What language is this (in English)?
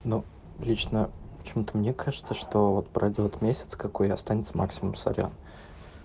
Russian